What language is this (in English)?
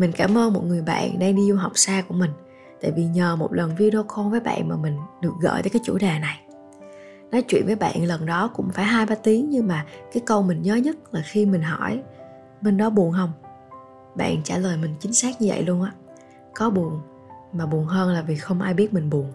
Vietnamese